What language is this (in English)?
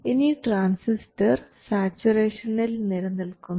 Malayalam